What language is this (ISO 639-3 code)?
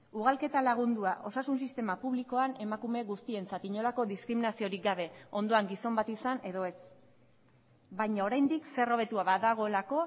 eus